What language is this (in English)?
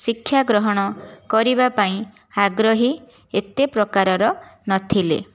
Odia